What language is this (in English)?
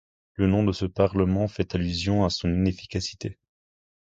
French